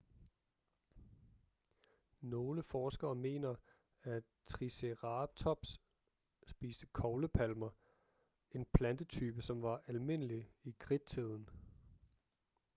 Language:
Danish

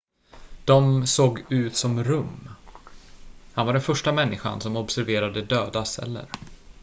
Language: Swedish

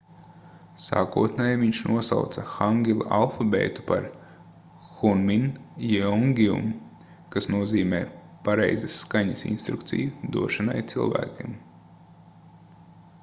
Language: Latvian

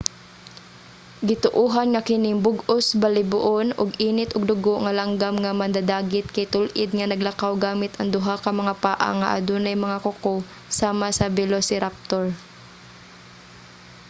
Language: Cebuano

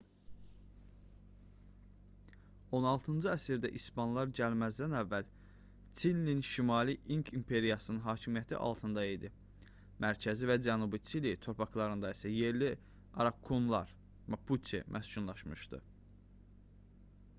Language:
Azerbaijani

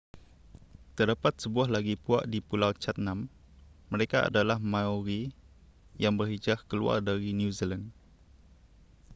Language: Malay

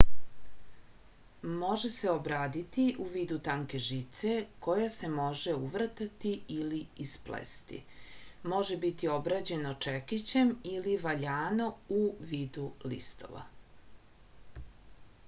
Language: Serbian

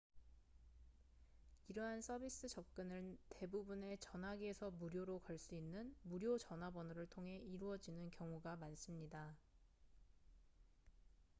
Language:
Korean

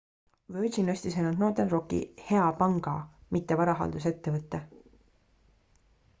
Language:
Estonian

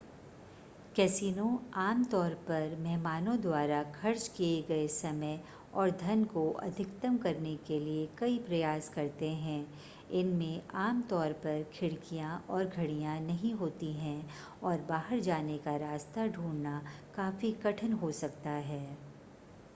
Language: Hindi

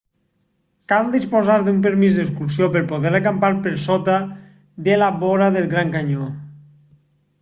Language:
Catalan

